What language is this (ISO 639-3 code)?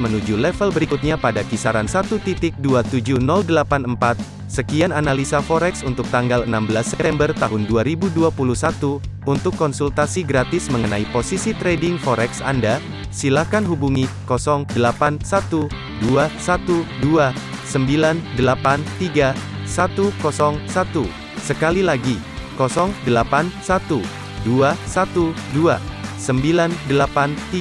ind